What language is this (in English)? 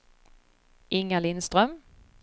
Swedish